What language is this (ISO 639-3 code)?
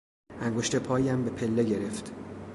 fas